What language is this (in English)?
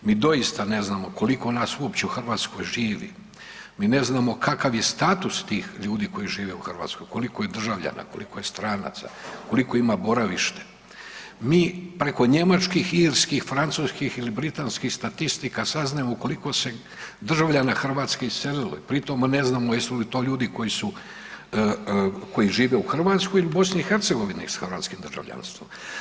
Croatian